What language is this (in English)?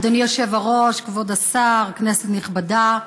Hebrew